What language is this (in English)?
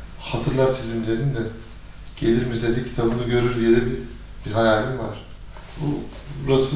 Turkish